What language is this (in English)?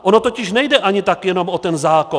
Czech